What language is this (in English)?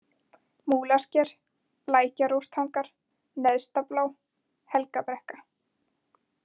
Icelandic